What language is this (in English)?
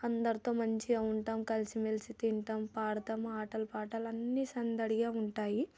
Telugu